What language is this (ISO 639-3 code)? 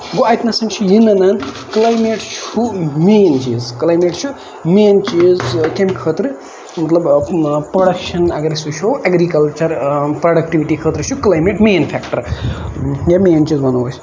kas